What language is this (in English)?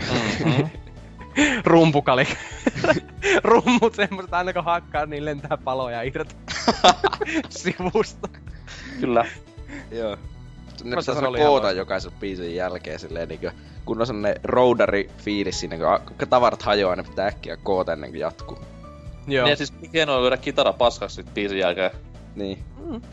Finnish